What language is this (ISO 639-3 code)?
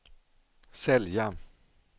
swe